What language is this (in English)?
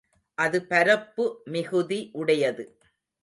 Tamil